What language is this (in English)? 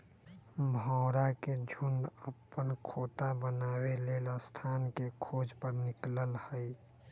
Magahi